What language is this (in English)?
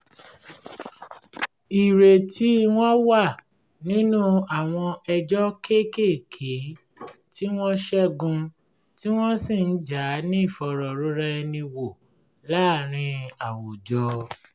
Yoruba